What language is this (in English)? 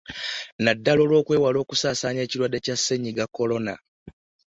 Ganda